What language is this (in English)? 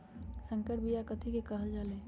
Magahi